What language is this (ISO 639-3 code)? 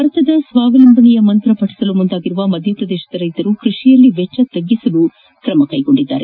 kan